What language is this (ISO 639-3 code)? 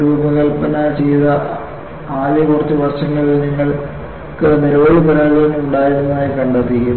mal